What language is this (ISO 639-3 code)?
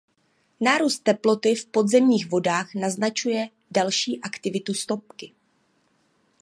ces